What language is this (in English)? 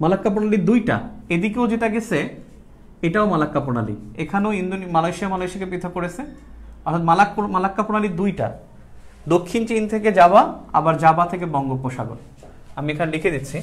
Hindi